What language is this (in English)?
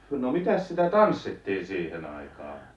Finnish